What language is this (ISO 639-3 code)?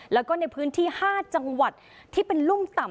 tha